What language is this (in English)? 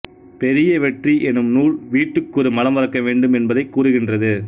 Tamil